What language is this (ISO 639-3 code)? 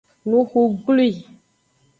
ajg